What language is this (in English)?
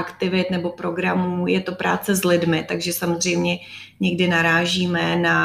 Czech